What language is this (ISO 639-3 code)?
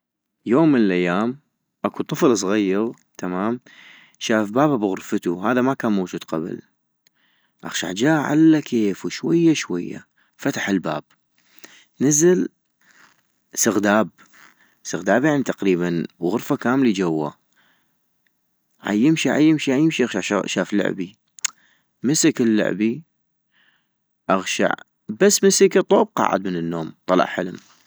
ayp